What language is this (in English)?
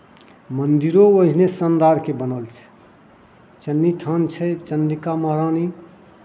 Maithili